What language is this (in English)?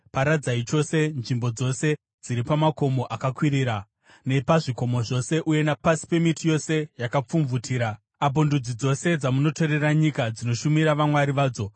Shona